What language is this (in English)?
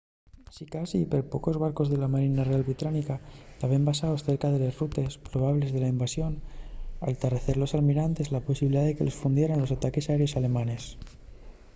Asturian